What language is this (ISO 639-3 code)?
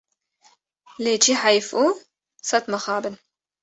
kur